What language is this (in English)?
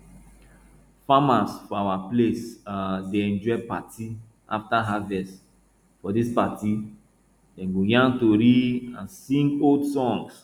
Nigerian Pidgin